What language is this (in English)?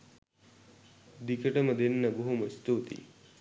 Sinhala